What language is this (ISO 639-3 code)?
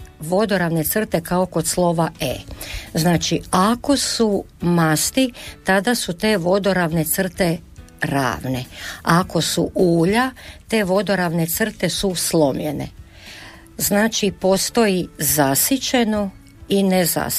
hrv